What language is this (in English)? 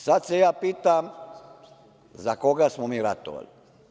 Serbian